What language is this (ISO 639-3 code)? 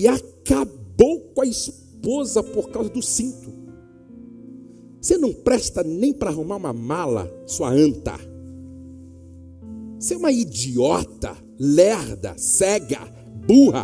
por